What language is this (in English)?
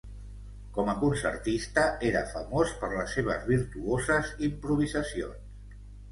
Catalan